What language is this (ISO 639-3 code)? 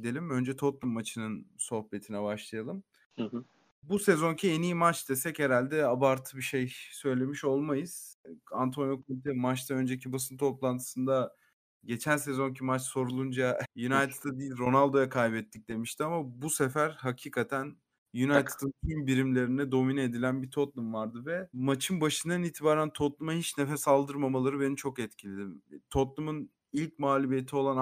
tur